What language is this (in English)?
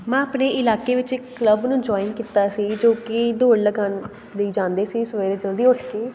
Punjabi